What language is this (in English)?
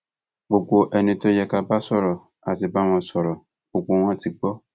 Yoruba